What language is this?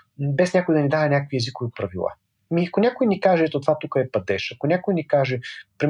Bulgarian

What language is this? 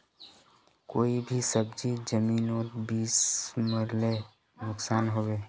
Magahi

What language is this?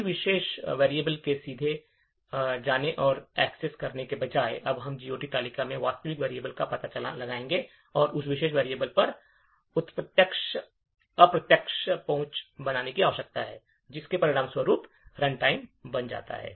Hindi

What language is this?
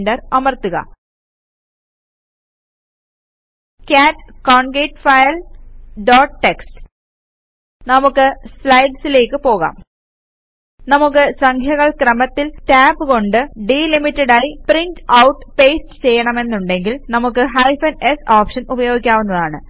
Malayalam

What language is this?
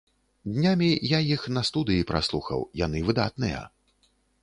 Belarusian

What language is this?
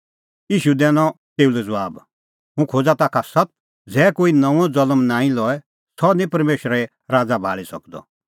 Kullu Pahari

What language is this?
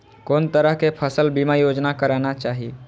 Maithili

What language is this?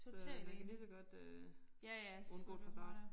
Danish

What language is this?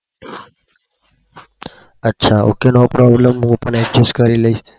Gujarati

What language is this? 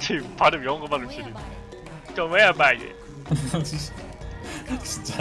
Korean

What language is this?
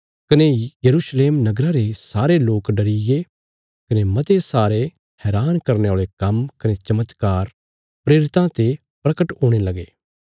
Bilaspuri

